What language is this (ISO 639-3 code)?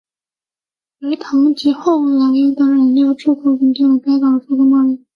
zho